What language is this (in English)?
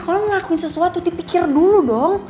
Indonesian